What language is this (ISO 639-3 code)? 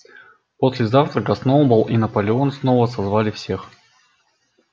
rus